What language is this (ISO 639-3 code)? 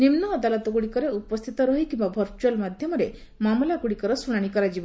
ori